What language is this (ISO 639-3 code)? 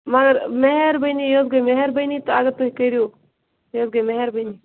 kas